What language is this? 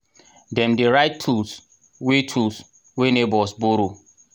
Nigerian Pidgin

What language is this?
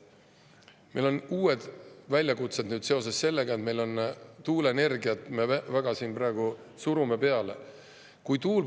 Estonian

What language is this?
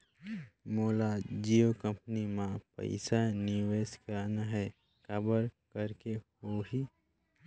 Chhattisgarhi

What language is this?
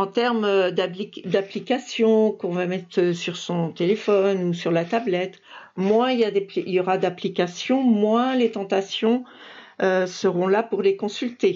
French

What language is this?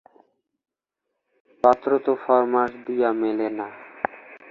Bangla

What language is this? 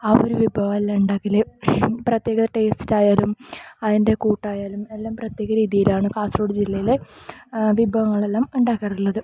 Malayalam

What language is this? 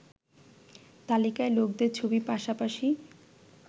Bangla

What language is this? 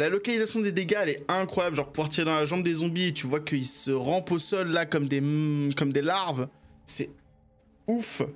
French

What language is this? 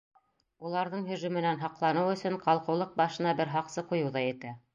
Bashkir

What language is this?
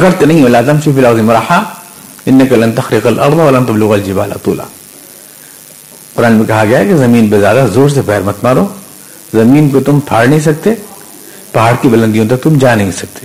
Urdu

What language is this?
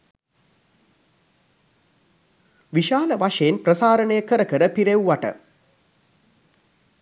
Sinhala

